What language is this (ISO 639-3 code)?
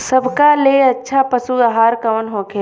bho